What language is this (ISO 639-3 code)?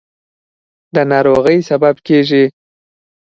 pus